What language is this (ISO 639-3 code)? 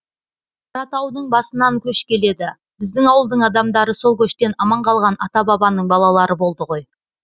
kaz